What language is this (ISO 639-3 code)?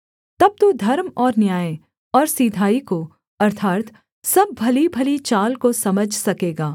hin